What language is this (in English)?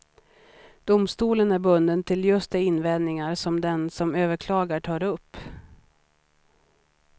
Swedish